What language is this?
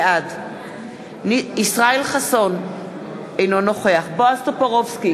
Hebrew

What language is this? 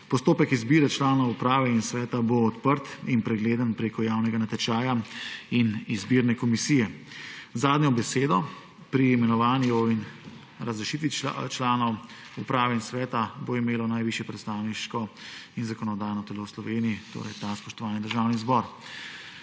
Slovenian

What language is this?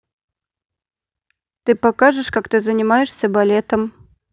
Russian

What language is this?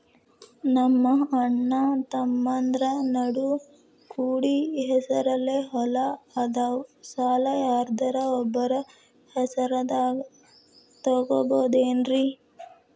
Kannada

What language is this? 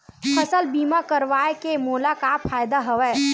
Chhattisgarhi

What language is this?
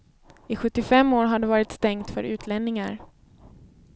Swedish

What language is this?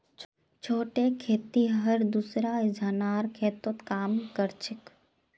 Magahi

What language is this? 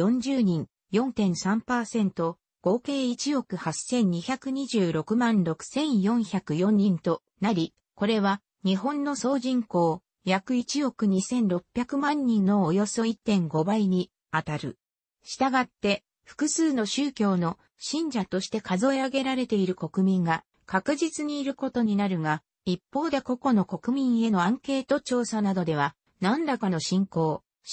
Japanese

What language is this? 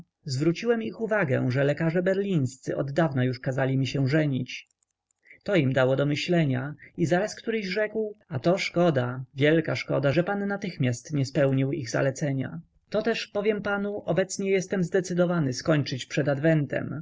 Polish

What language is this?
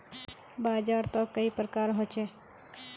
Magahi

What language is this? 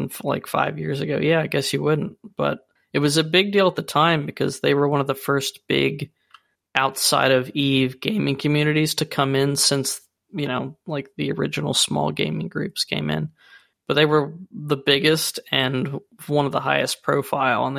English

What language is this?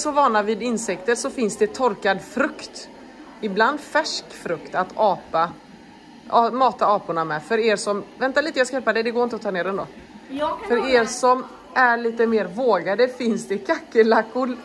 Swedish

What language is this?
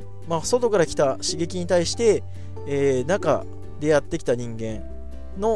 Japanese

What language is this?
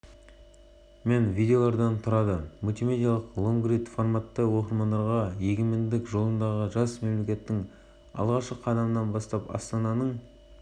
Kazakh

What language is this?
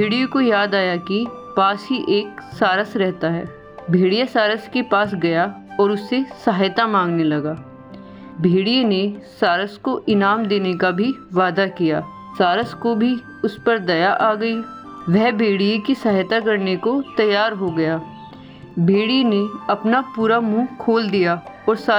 Hindi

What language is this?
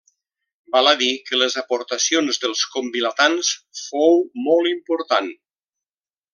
Catalan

